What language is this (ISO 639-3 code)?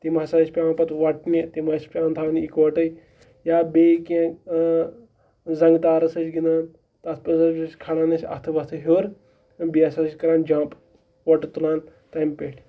kas